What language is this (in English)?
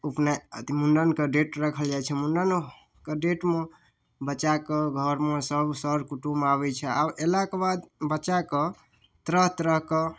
Maithili